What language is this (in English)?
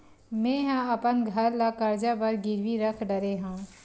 Chhattisgarhi